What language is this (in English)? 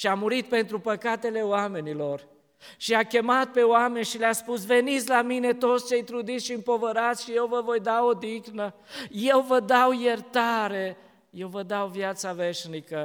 Romanian